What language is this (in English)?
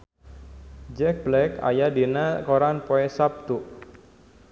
Sundanese